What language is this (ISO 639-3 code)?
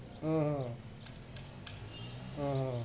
ben